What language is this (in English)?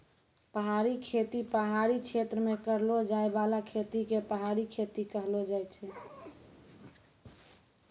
Maithili